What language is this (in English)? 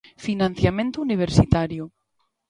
Galician